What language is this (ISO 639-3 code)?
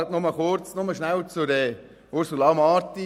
gsw